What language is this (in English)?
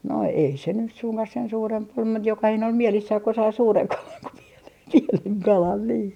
Finnish